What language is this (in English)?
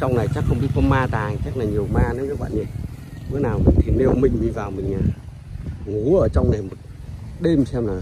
Vietnamese